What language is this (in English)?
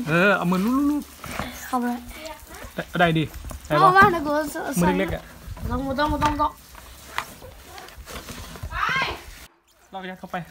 Thai